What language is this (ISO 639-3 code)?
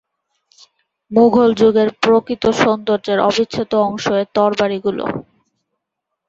ben